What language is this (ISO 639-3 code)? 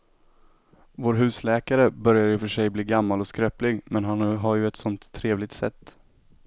swe